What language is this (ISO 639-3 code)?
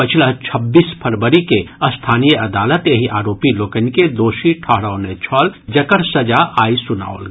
mai